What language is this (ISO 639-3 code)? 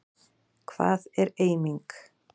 isl